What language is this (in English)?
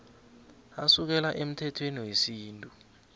South Ndebele